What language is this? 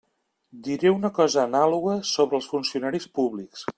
Catalan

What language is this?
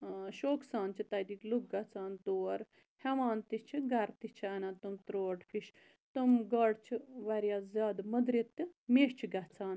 Kashmiri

